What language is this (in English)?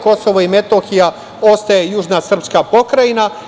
Serbian